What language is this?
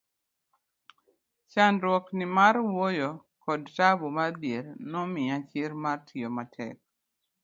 Luo (Kenya and Tanzania)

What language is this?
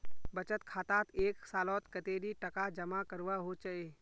Magahi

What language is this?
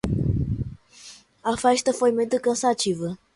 Portuguese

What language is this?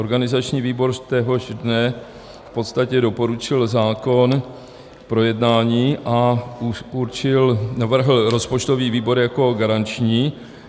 Czech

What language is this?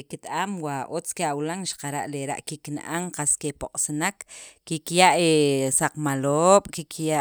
Sacapulteco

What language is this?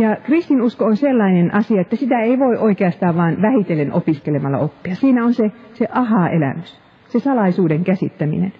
Finnish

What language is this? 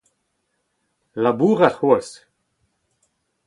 Breton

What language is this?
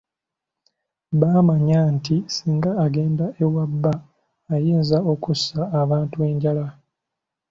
Ganda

